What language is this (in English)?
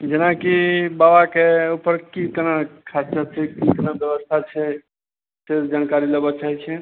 Maithili